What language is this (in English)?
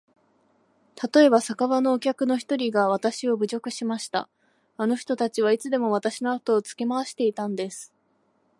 Japanese